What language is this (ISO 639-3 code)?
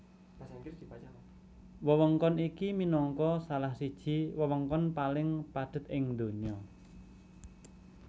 jav